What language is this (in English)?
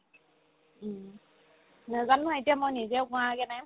Assamese